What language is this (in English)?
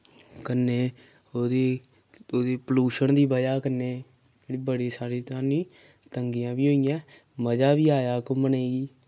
Dogri